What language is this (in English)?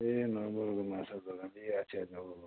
Nepali